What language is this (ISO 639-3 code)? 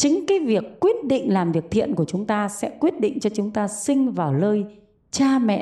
vie